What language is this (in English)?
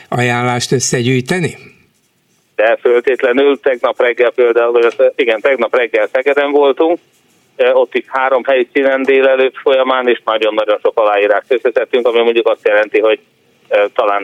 Hungarian